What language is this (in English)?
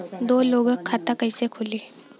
Bhojpuri